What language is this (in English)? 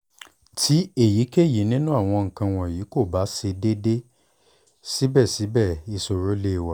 Yoruba